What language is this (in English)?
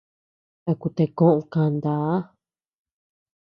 Tepeuxila Cuicatec